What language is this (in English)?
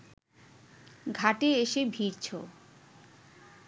Bangla